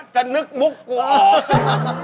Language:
Thai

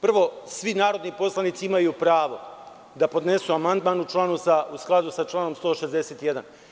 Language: Serbian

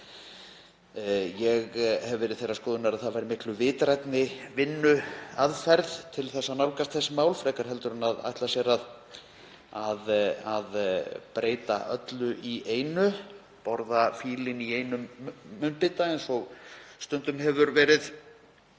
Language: Icelandic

